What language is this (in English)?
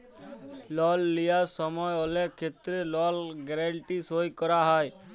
Bangla